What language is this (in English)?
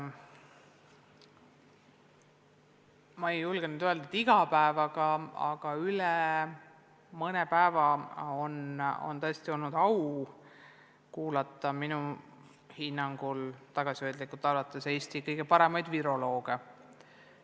Estonian